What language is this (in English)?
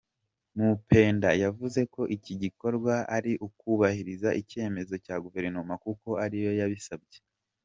Kinyarwanda